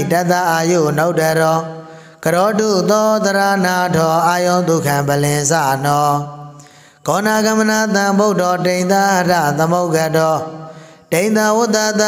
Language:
Vietnamese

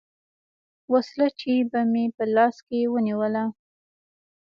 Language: Pashto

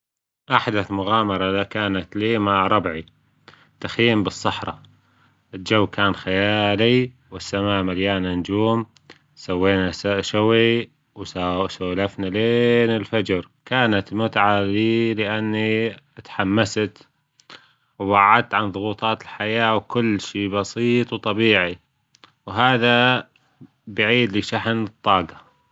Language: Gulf Arabic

